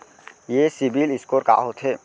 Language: Chhattisgarhi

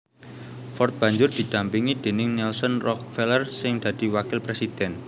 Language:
Javanese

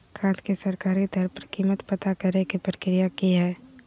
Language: Magahi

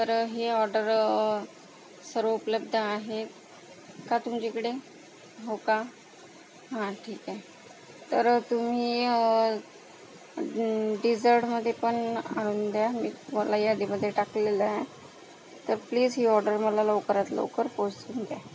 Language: Marathi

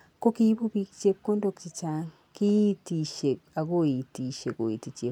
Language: Kalenjin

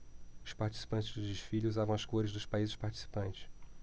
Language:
Portuguese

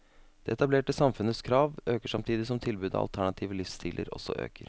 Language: Norwegian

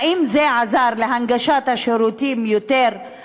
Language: Hebrew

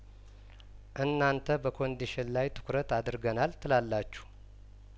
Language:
Amharic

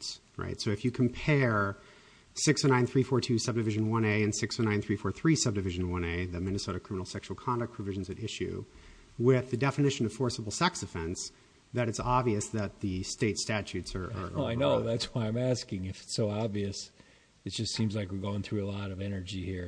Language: English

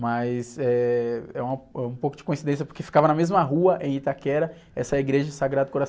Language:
Portuguese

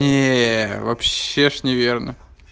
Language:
Russian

